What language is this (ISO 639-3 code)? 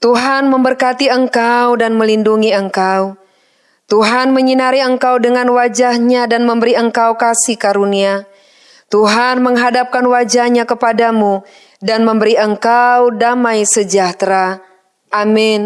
ind